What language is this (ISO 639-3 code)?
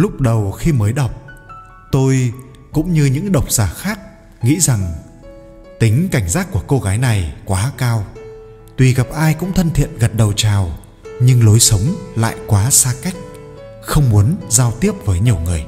vie